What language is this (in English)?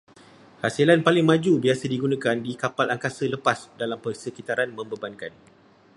Malay